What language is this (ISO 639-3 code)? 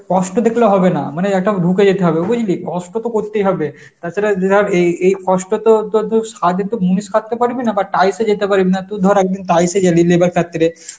ben